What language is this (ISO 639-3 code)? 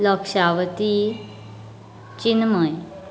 kok